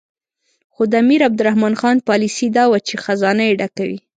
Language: Pashto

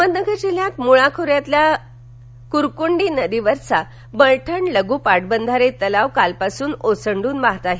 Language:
Marathi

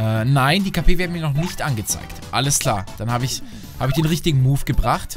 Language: German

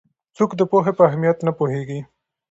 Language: Pashto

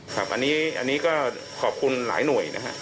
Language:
Thai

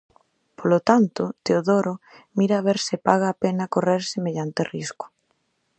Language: Galician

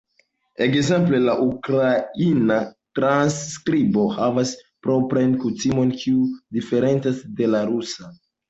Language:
Esperanto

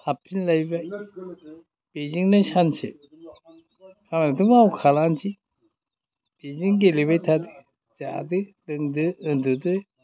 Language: Bodo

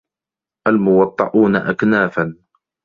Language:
Arabic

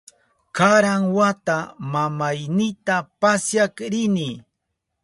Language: Southern Pastaza Quechua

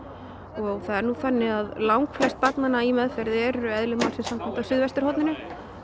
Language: Icelandic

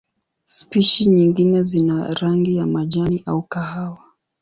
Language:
Swahili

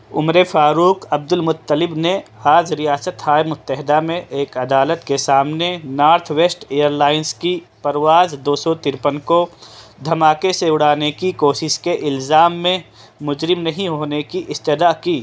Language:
Urdu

